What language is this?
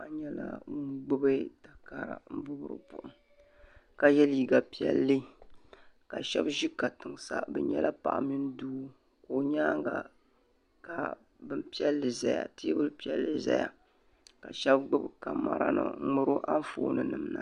Dagbani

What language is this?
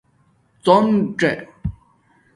Domaaki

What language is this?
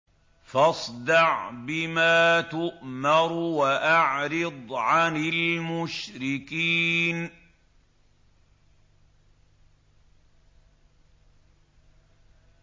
Arabic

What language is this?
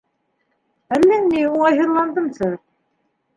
Bashkir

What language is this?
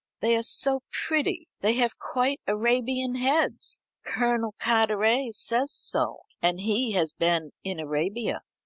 English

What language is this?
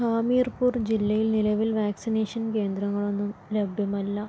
Malayalam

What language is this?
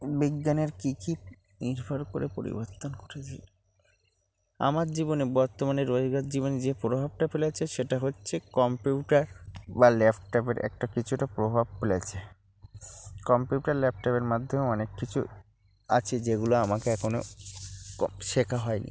Bangla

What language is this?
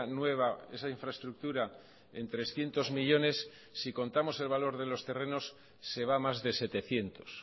Spanish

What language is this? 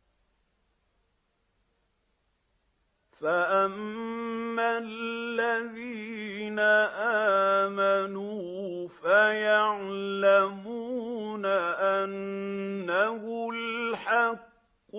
Arabic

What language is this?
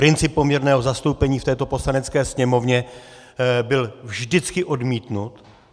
Czech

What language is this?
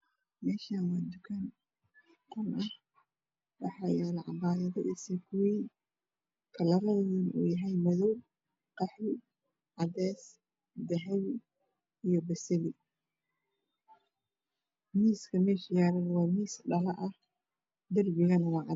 Somali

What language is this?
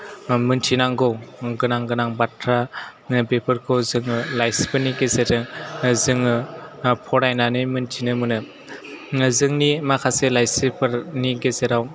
Bodo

